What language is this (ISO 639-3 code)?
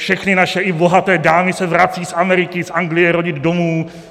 ces